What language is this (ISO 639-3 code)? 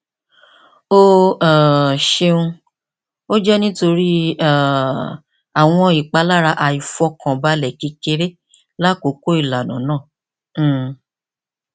yor